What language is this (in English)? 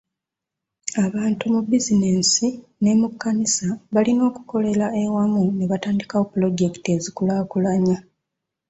Ganda